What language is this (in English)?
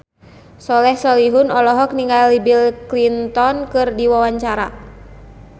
Sundanese